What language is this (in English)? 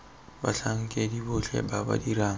Tswana